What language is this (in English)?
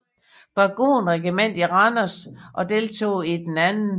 Danish